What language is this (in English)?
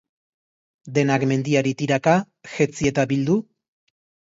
Basque